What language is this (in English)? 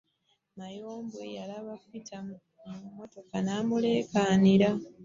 Ganda